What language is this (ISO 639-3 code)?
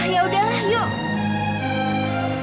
ind